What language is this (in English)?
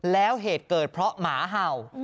Thai